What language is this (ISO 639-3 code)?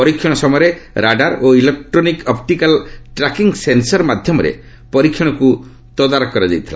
ori